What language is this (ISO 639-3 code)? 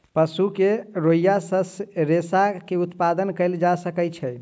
mai